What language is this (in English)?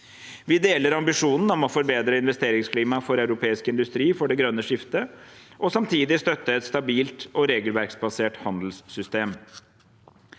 Norwegian